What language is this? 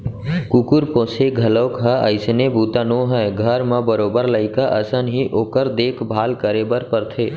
Chhattisgarhi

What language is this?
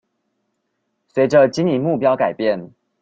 Chinese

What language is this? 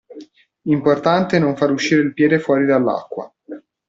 Italian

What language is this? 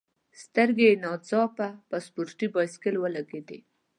Pashto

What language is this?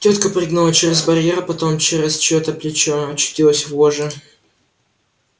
Russian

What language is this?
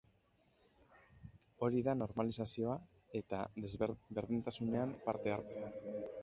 Basque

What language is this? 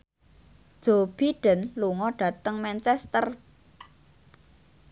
Javanese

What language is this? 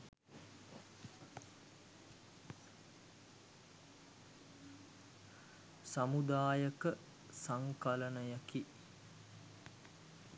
Sinhala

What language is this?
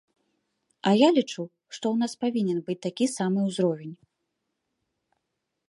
Belarusian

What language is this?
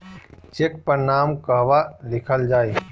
Bhojpuri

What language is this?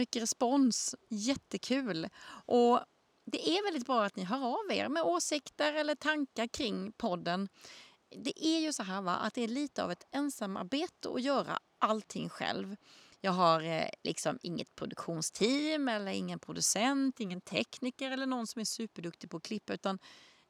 Swedish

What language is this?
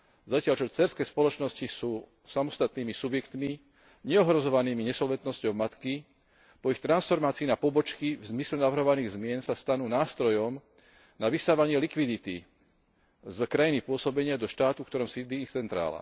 Slovak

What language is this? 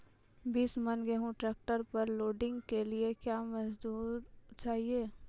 Maithili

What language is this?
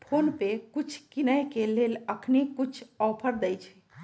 Magahi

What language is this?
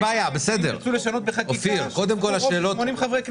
Hebrew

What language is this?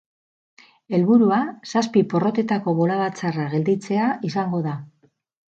Basque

